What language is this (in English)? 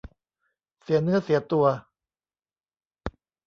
Thai